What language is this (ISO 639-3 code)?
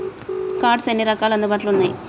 tel